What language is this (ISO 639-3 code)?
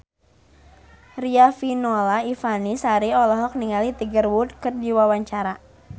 sun